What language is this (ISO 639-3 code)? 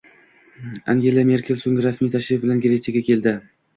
uzb